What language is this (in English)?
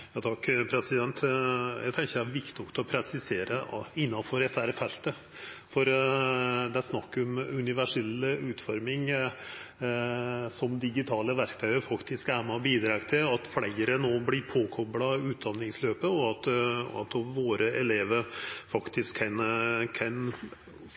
Norwegian Nynorsk